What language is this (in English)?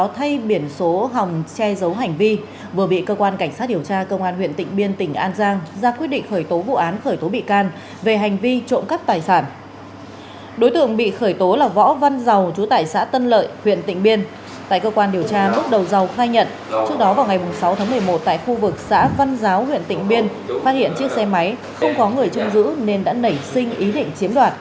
Vietnamese